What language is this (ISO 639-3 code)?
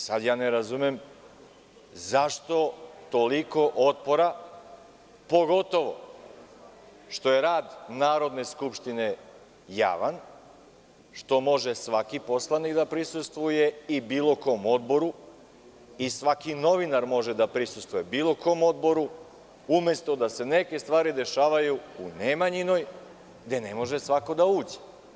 srp